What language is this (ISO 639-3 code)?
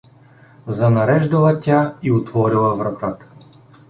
bul